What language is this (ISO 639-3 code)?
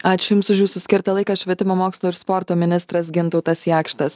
lit